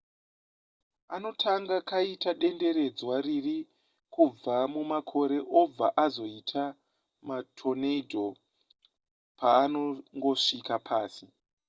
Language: Shona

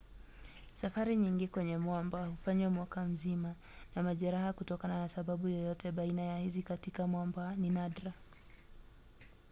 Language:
Swahili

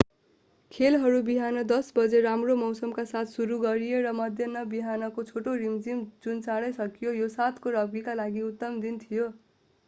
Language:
Nepali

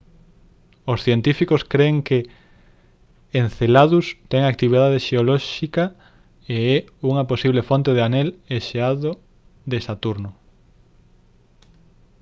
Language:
Galician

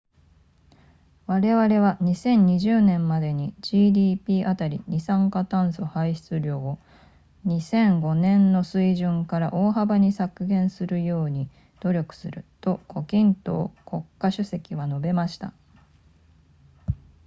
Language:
Japanese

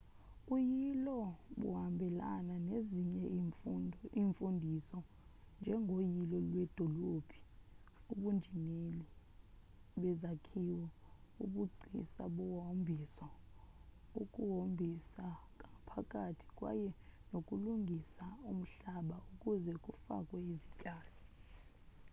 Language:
Xhosa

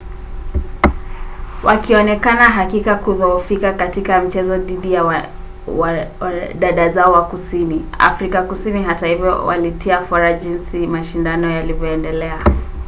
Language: Swahili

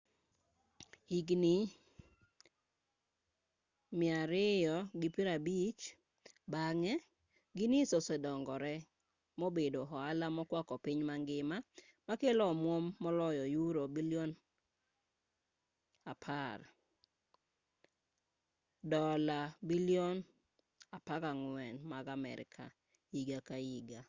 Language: Luo (Kenya and Tanzania)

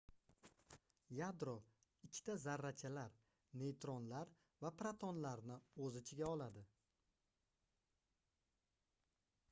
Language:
Uzbek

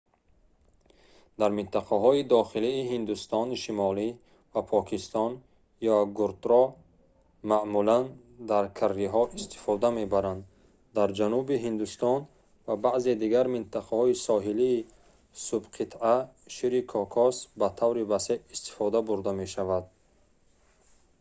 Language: Tajik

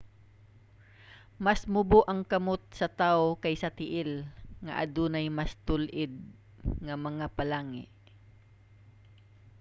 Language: Cebuano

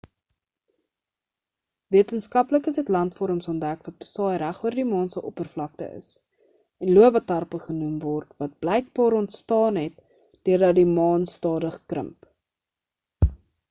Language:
Afrikaans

